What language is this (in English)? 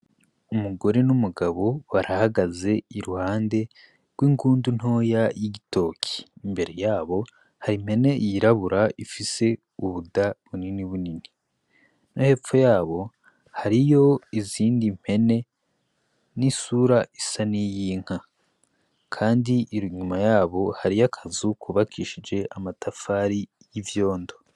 Rundi